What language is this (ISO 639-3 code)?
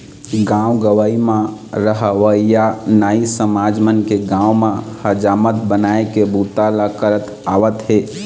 hne